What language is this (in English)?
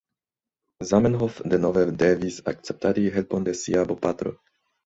Esperanto